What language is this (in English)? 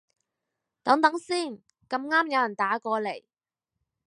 Cantonese